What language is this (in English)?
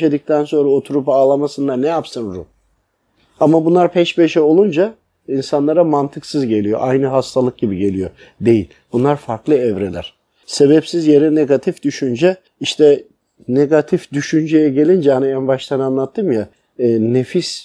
Turkish